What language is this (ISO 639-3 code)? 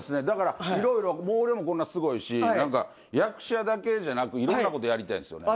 jpn